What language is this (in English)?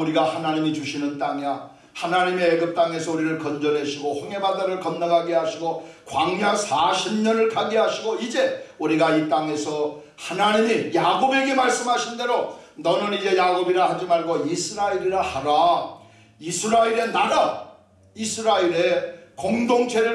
Korean